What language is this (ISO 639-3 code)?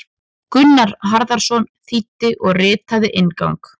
isl